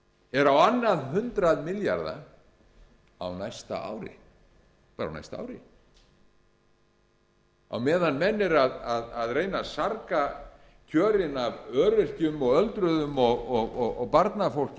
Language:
Icelandic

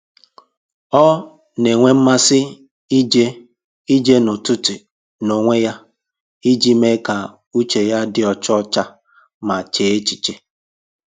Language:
Igbo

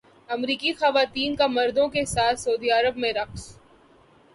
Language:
Urdu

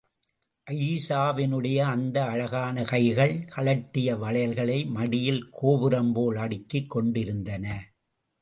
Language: Tamil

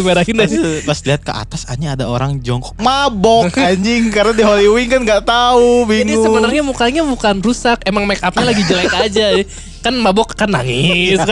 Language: Indonesian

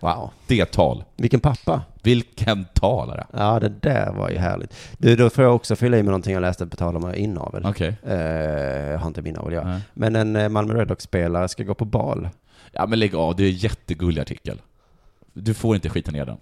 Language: Swedish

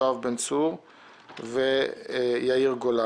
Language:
Hebrew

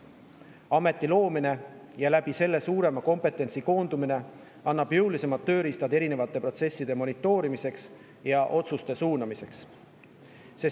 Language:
Estonian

